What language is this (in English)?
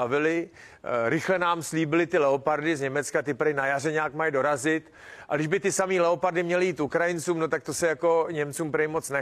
Czech